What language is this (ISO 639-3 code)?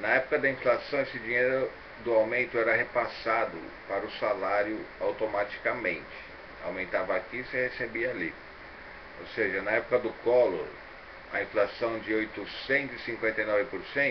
por